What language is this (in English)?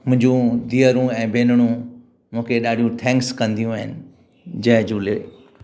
Sindhi